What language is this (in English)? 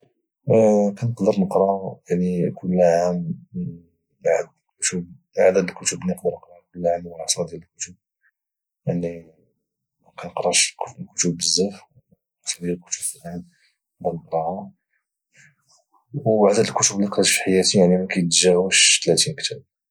Moroccan Arabic